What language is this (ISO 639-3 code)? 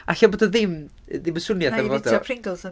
cym